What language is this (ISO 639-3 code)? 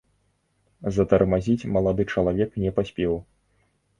bel